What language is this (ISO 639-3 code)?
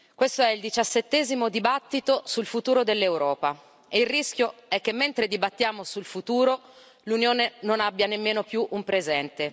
ita